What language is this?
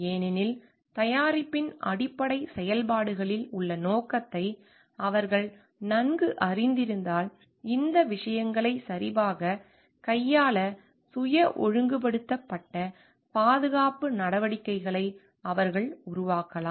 Tamil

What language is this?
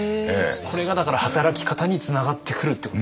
Japanese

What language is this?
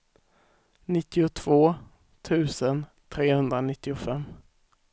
Swedish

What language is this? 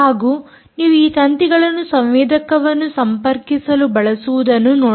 Kannada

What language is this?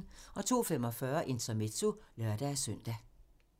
Danish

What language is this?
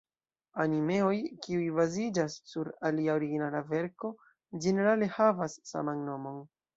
Esperanto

